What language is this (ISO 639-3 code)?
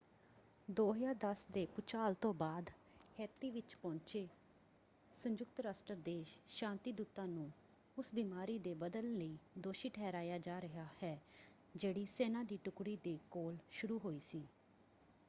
pan